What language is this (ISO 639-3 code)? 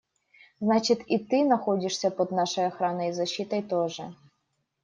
rus